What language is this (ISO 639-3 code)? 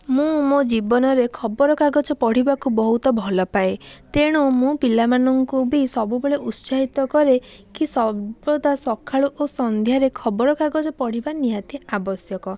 ori